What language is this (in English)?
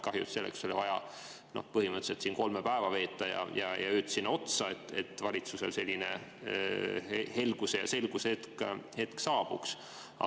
Estonian